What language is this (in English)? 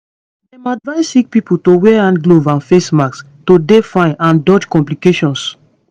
Nigerian Pidgin